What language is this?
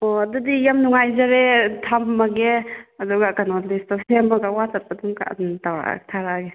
Manipuri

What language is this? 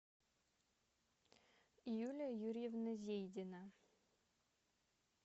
Russian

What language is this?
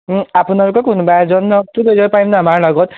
Assamese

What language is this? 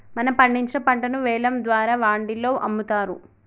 Telugu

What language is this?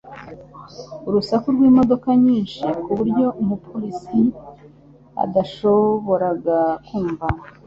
Kinyarwanda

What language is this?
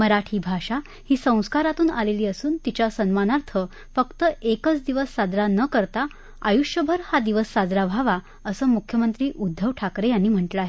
Marathi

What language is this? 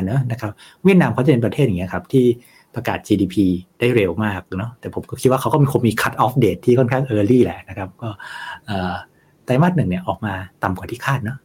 Thai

